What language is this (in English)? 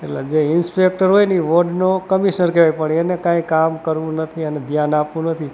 Gujarati